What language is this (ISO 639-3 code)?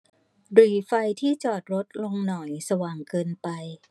tha